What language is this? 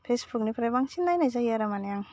Bodo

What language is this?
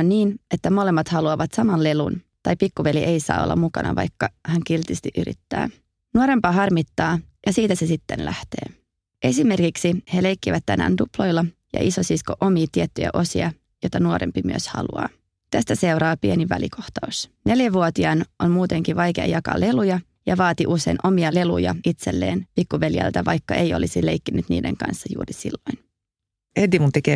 Finnish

